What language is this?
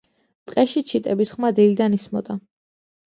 Georgian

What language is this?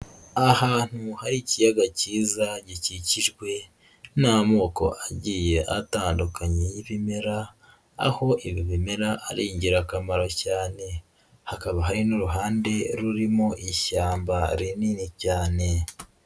Kinyarwanda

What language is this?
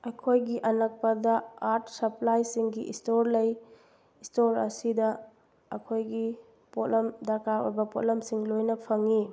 Manipuri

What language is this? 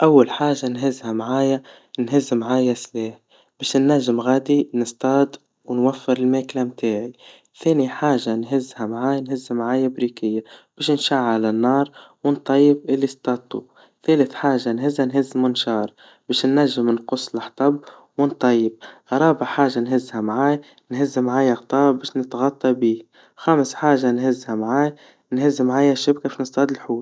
Tunisian Arabic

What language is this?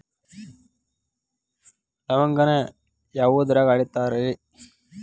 Kannada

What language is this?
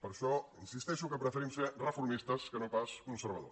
Catalan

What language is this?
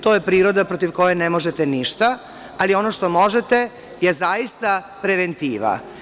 Serbian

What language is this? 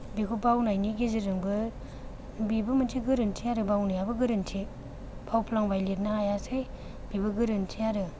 Bodo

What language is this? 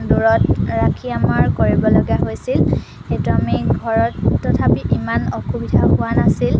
Assamese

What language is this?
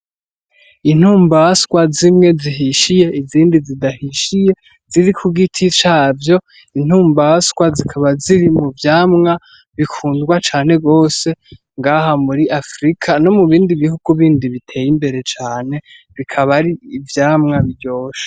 Rundi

